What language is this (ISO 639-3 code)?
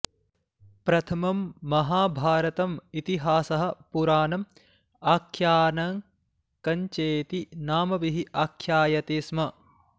san